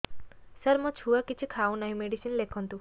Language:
Odia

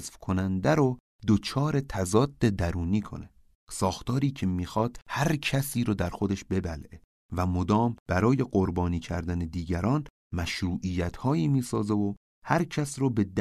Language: Persian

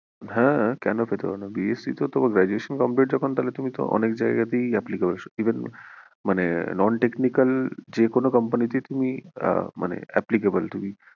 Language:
Bangla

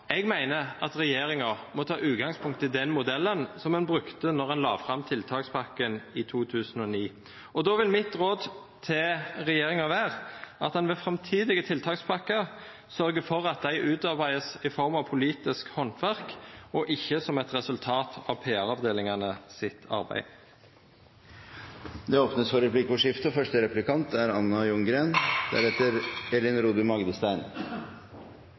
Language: Norwegian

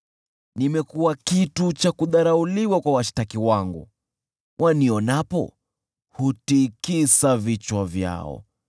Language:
Swahili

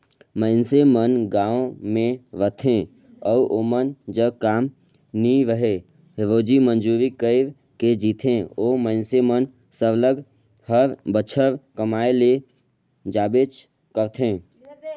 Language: Chhattisgarhi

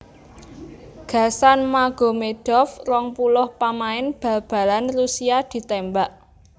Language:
Javanese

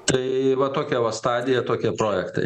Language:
Lithuanian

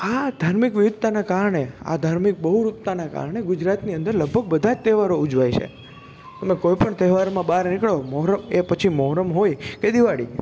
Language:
Gujarati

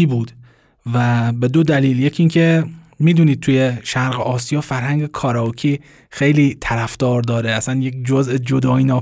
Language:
Persian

